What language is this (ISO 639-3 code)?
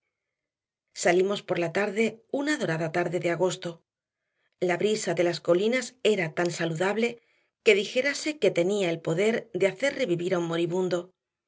spa